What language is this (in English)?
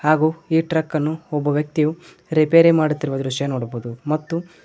Kannada